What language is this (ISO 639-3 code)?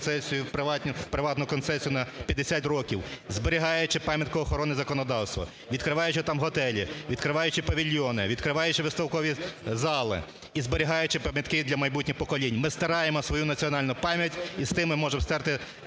ukr